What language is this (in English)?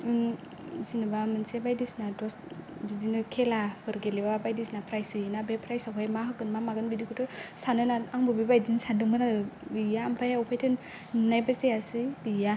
Bodo